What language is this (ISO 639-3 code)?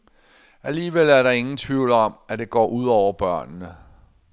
dan